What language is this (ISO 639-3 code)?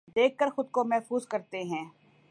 urd